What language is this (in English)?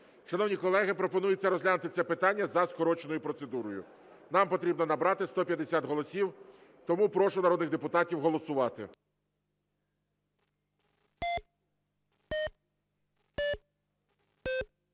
Ukrainian